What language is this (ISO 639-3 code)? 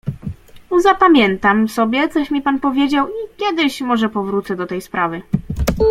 pol